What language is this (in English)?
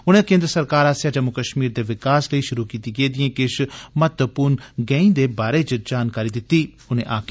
Dogri